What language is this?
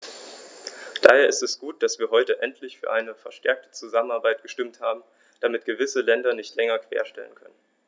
German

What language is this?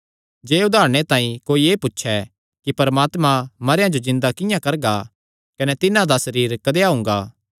Kangri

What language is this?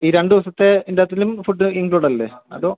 Malayalam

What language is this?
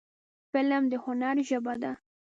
Pashto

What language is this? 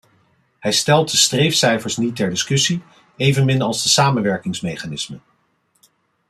Dutch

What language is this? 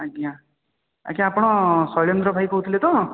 Odia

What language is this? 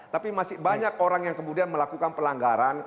Indonesian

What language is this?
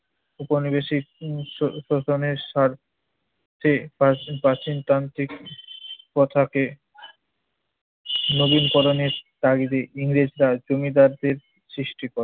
Bangla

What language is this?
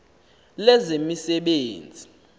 Xhosa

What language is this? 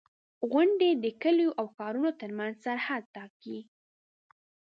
Pashto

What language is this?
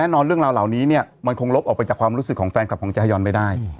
Thai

